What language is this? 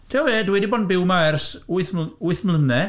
Welsh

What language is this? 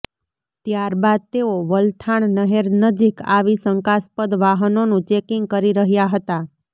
Gujarati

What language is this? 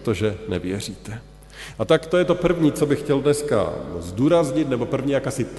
Czech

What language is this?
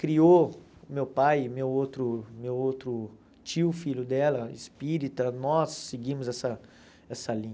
Portuguese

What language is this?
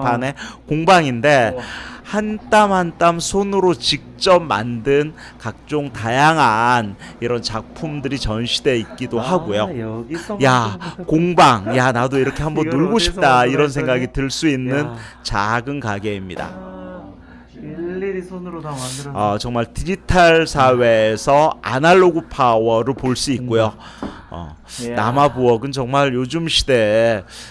Korean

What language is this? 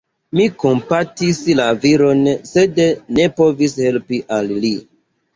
Esperanto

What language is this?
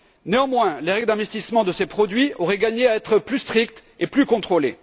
French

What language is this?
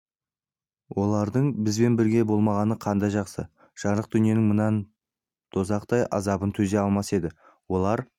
Kazakh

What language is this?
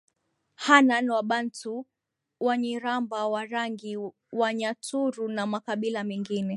Swahili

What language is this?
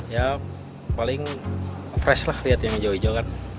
Indonesian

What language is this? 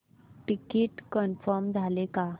Marathi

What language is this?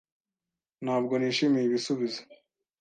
Kinyarwanda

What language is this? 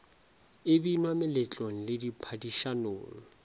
Northern Sotho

